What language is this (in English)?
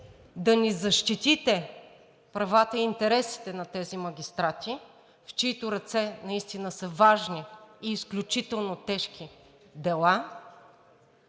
Bulgarian